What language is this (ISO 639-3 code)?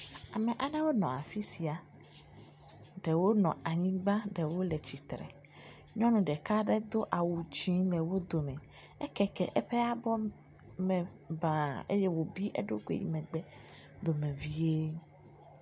ewe